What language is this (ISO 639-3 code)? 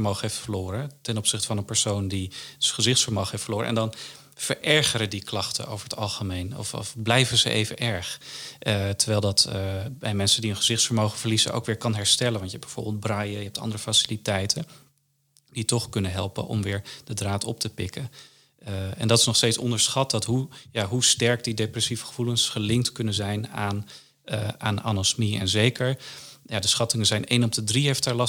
nld